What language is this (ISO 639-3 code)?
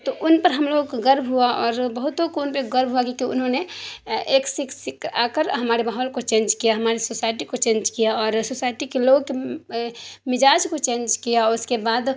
urd